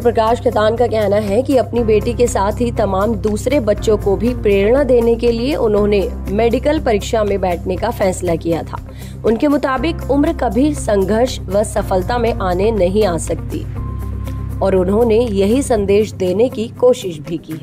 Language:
Hindi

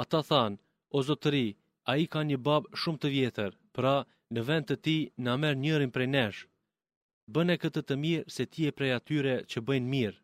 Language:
Greek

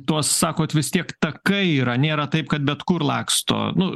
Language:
Lithuanian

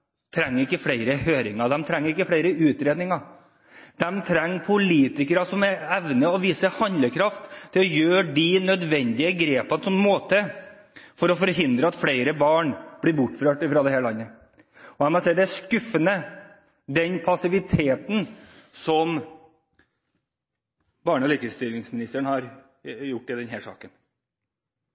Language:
Norwegian Bokmål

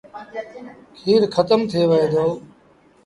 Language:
Sindhi Bhil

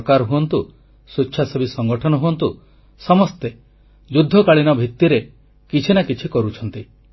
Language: Odia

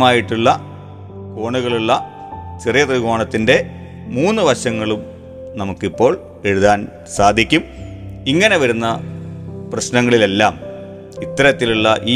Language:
Malayalam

